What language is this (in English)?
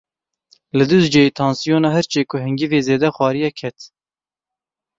Kurdish